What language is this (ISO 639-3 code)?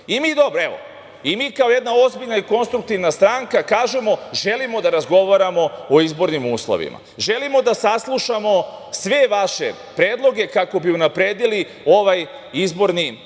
srp